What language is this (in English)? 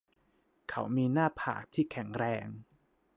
Thai